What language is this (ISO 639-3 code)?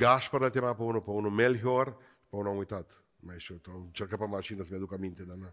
ron